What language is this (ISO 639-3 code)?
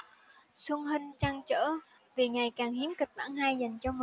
vie